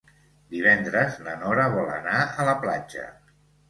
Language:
Catalan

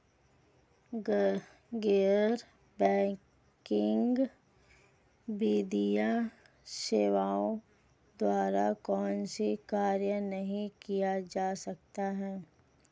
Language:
Hindi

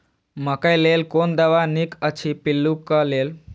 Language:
Maithili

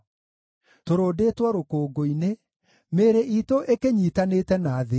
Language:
Kikuyu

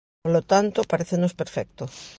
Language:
Galician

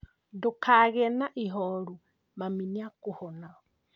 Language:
Kikuyu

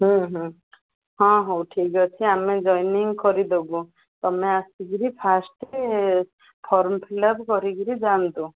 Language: Odia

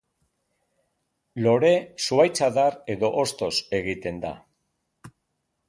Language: Basque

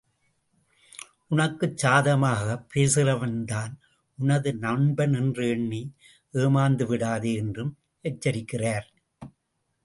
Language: Tamil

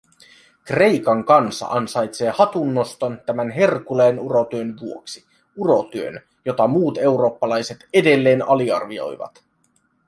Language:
Finnish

